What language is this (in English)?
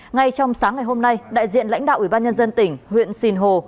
Vietnamese